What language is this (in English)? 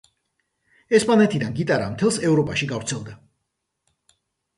Georgian